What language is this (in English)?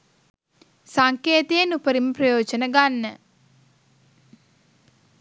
Sinhala